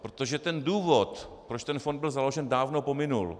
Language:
Czech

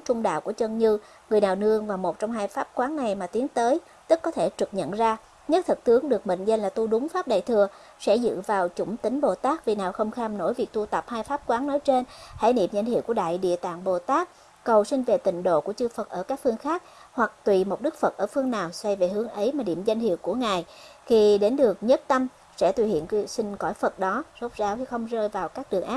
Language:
Vietnamese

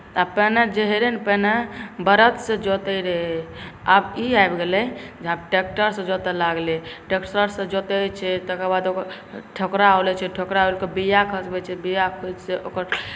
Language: Maithili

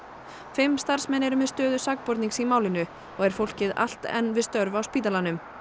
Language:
Icelandic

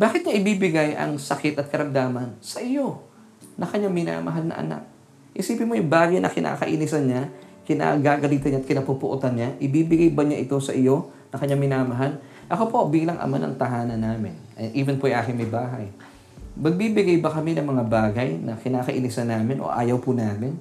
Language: Filipino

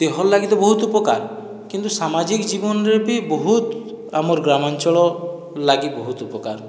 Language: Odia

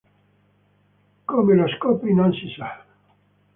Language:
Italian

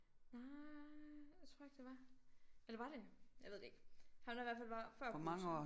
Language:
Danish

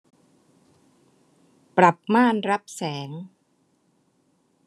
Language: Thai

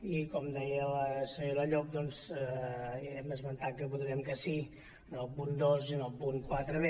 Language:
Catalan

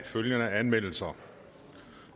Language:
Danish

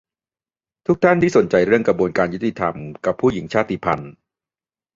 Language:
Thai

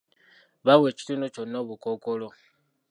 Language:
Ganda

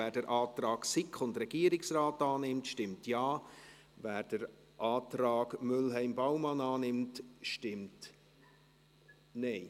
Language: Swiss German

